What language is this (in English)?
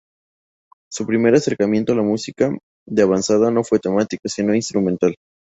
Spanish